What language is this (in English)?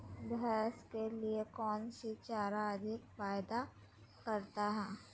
Magahi